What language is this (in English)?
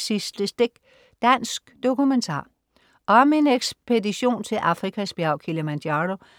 Danish